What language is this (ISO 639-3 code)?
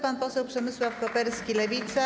pol